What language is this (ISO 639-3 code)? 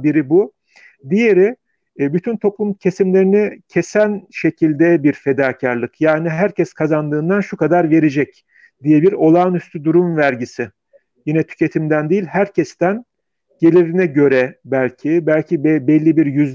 tur